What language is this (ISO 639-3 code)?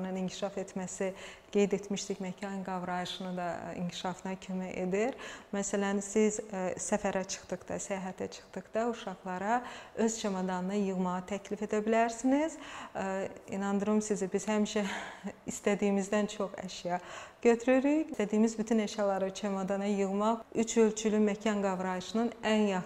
tur